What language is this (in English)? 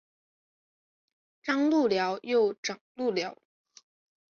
Chinese